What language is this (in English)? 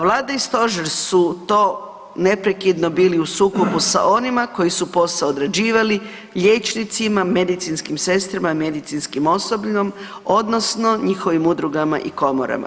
Croatian